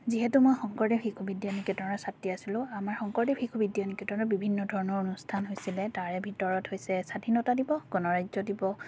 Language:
Assamese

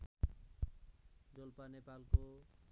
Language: Nepali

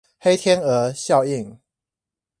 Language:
Chinese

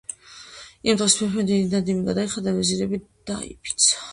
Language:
Georgian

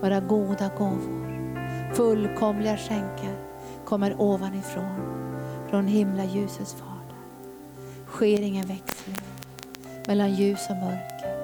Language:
Swedish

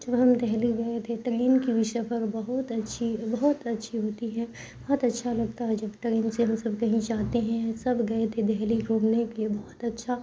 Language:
Urdu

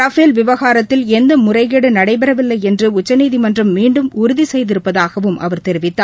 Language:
Tamil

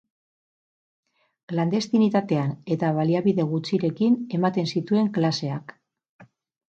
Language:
Basque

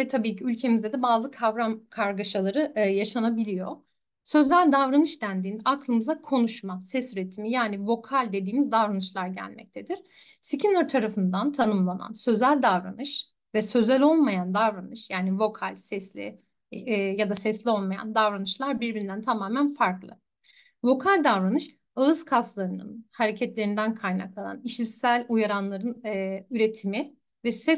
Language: Turkish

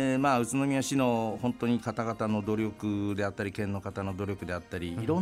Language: Japanese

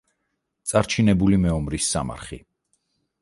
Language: Georgian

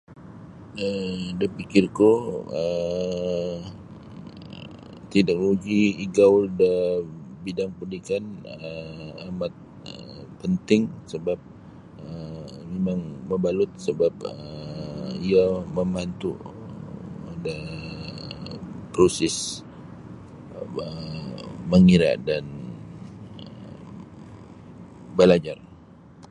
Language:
Sabah Bisaya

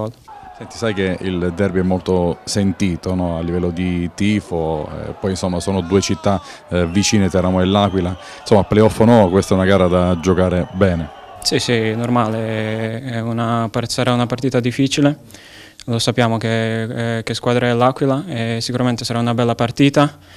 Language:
Italian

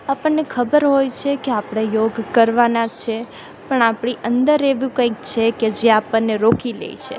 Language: Gujarati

